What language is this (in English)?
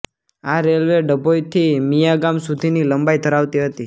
Gujarati